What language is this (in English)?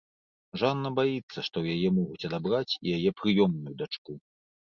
Belarusian